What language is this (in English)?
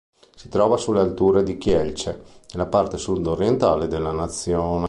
Italian